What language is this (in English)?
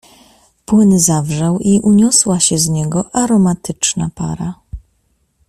Polish